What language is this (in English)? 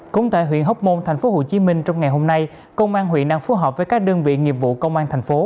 Vietnamese